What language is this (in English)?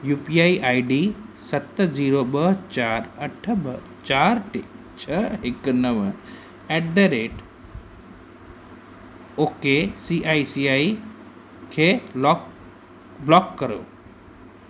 Sindhi